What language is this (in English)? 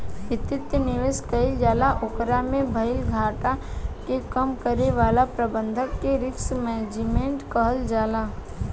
Bhojpuri